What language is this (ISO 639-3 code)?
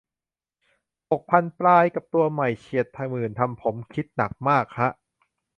tha